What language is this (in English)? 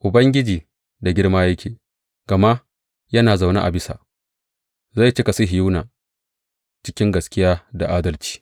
Hausa